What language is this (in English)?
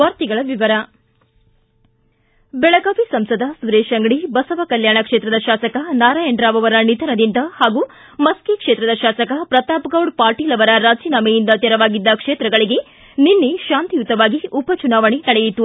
Kannada